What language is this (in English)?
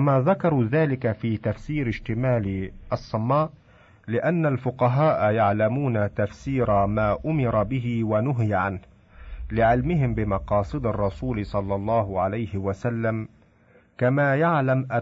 Arabic